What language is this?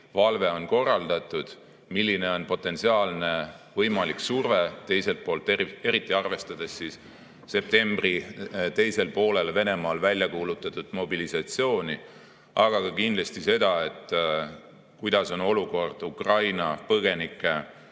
Estonian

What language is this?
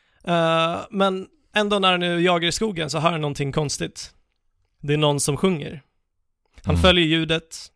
Swedish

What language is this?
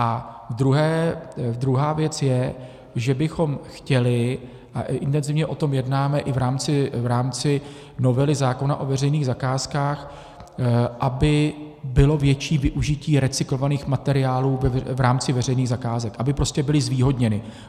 Czech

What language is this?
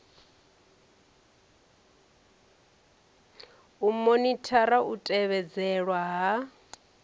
Venda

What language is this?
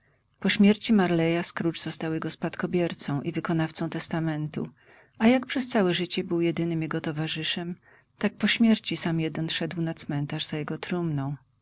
Polish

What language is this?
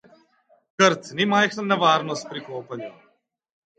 Slovenian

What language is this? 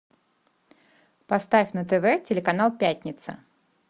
Russian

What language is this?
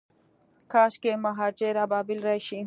Pashto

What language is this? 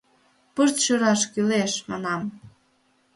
Mari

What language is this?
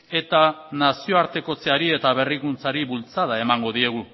Basque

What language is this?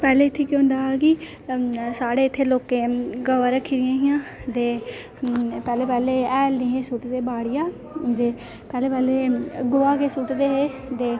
Dogri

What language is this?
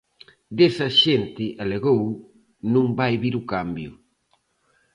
Galician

